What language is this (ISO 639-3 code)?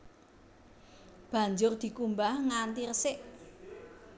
jav